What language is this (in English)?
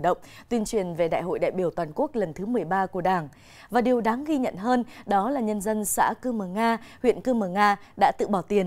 Vietnamese